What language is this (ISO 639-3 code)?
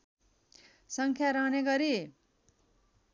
nep